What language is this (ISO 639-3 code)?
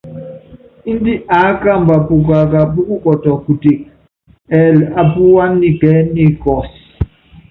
yav